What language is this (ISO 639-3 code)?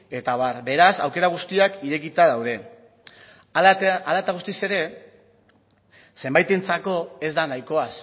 eus